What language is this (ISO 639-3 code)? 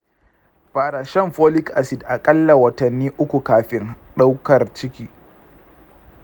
hau